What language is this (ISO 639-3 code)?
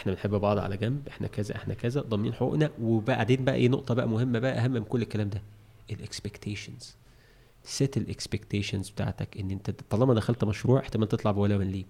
ara